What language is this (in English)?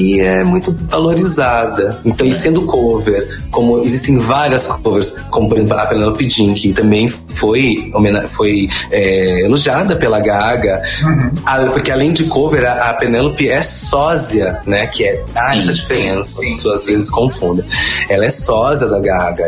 Portuguese